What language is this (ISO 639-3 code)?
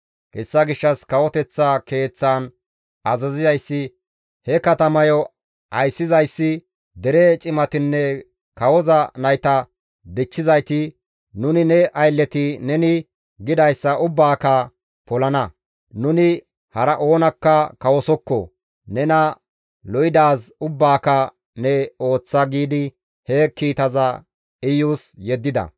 gmv